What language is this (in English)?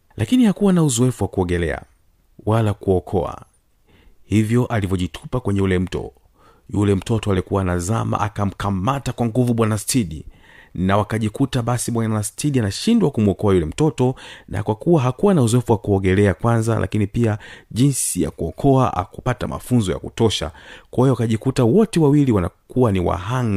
Swahili